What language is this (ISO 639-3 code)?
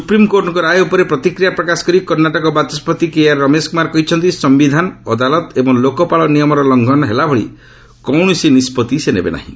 ori